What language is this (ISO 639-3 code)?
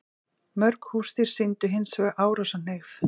isl